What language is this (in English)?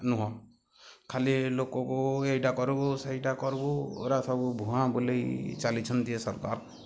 Odia